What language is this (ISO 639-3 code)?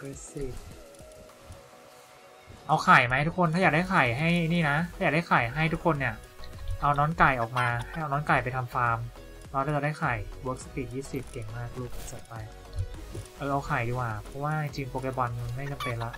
tha